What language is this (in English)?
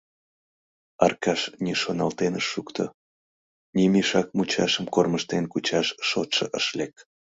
Mari